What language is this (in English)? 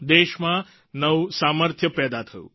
Gujarati